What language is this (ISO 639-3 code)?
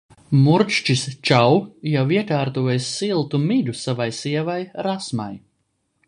lav